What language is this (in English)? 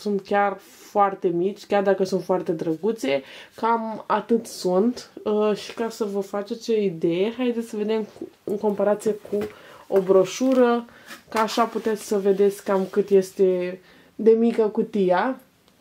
Romanian